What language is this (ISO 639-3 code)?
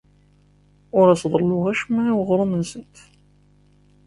kab